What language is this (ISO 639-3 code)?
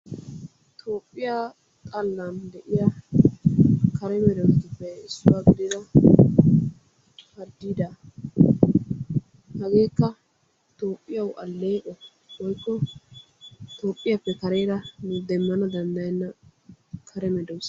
wal